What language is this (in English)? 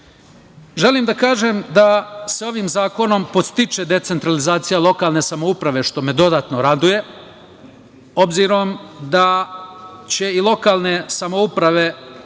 Serbian